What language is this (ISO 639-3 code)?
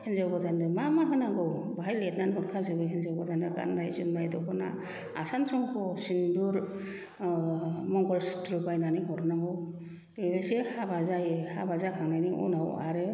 brx